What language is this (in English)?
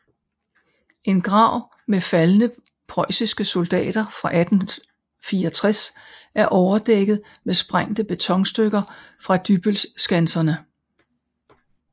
Danish